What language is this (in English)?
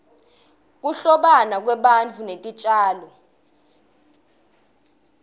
Swati